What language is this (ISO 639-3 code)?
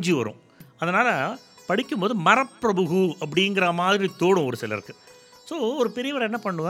tam